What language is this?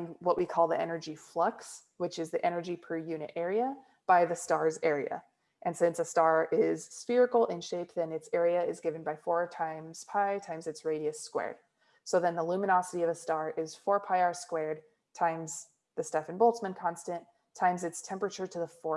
English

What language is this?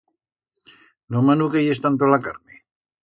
Aragonese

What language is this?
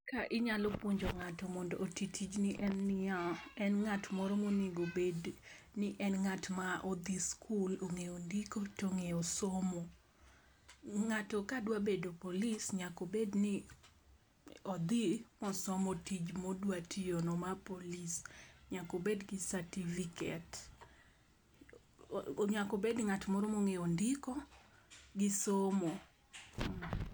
Luo (Kenya and Tanzania)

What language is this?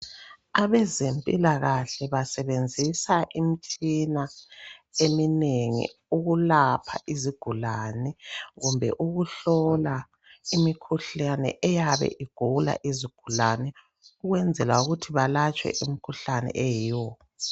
North Ndebele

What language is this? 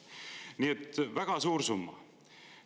Estonian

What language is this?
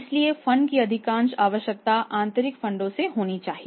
Hindi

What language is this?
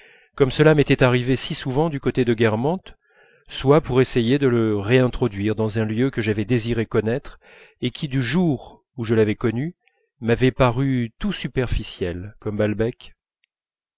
French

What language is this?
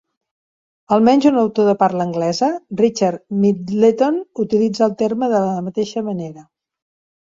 Catalan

